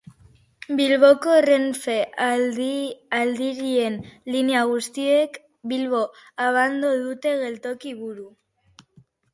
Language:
Basque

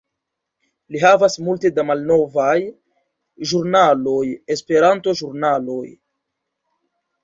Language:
Esperanto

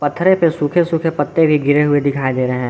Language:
Hindi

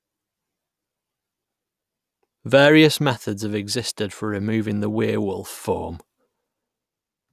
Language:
English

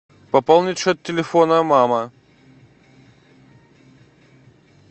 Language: Russian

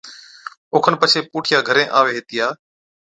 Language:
Od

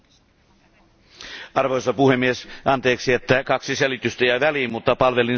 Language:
Finnish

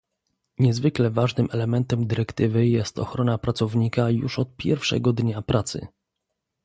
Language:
Polish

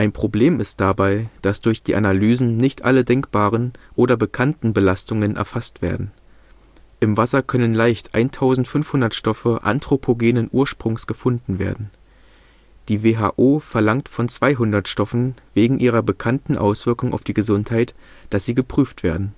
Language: German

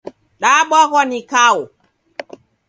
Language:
Taita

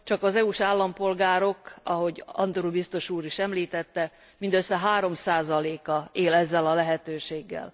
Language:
Hungarian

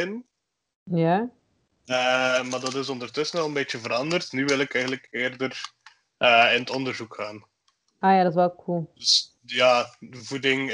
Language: Dutch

